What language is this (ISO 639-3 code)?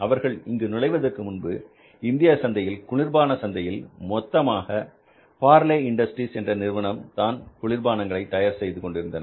tam